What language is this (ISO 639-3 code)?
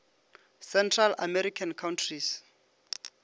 nso